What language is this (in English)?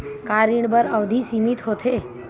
Chhattisgarhi